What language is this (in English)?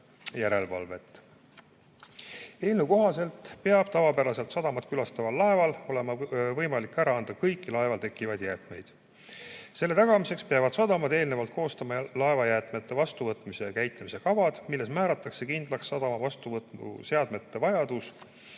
Estonian